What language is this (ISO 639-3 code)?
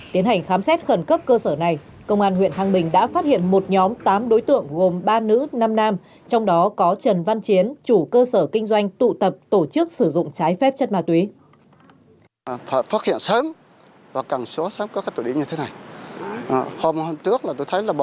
vie